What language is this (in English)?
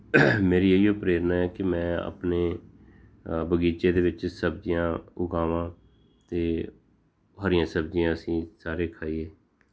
Punjabi